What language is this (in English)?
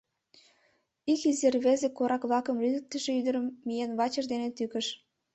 Mari